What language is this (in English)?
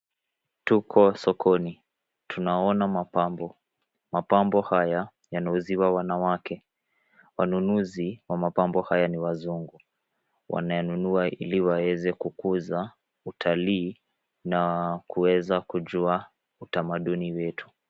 Swahili